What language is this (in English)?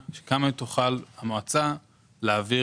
Hebrew